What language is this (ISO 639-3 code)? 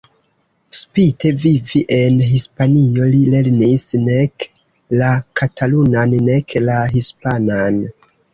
epo